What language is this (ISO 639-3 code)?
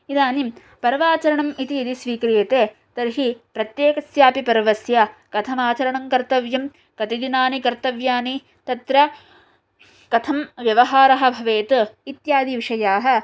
san